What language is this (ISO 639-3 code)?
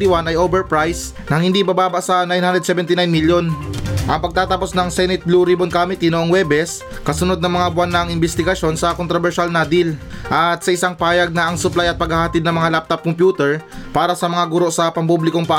fil